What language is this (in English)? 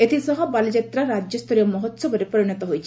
Odia